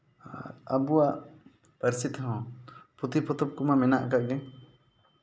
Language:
Santali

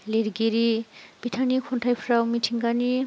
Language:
Bodo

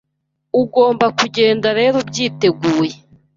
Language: Kinyarwanda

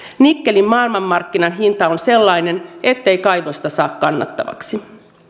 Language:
Finnish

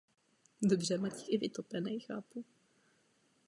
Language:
Czech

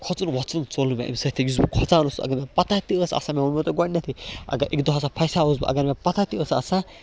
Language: Kashmiri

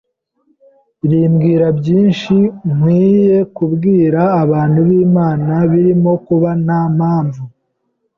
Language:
Kinyarwanda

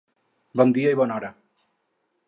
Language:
Catalan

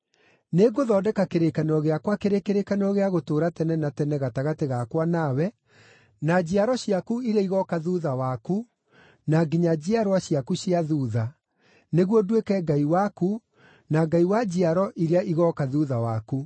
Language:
Kikuyu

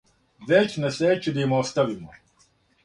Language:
Serbian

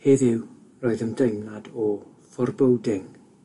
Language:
Welsh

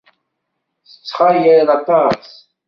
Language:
Kabyle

